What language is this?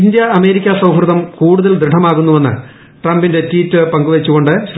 Malayalam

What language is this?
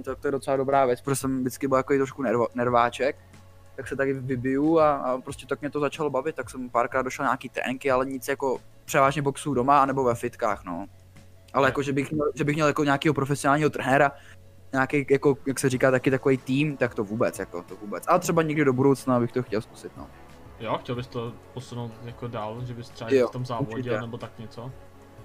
Czech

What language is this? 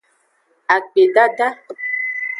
Aja (Benin)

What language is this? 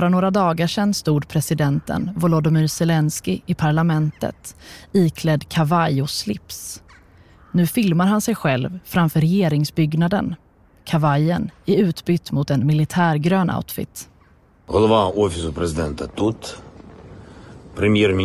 Swedish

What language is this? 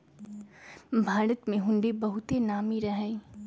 Magahi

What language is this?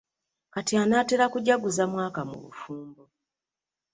Ganda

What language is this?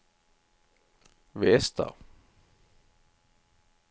Norwegian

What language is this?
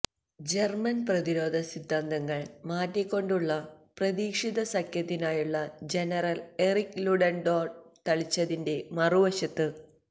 Malayalam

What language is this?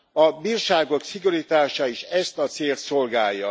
Hungarian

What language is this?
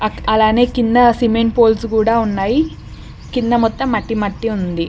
Telugu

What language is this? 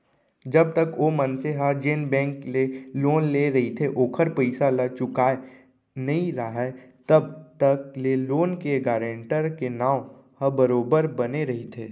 Chhattisgarhi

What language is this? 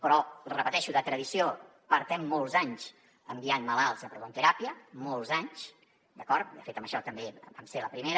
Catalan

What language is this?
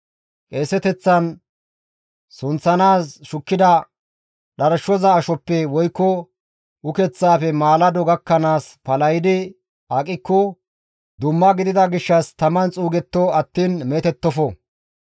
Gamo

